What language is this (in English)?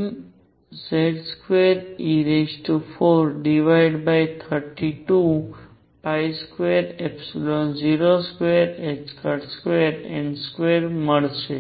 Gujarati